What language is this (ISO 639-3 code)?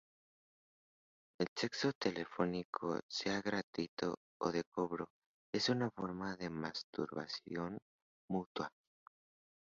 spa